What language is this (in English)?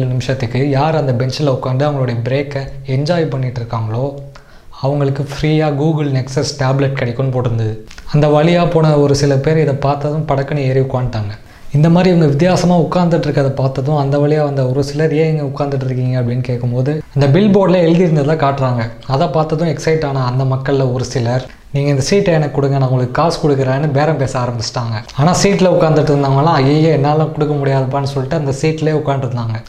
Tamil